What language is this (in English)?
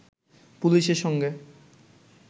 Bangla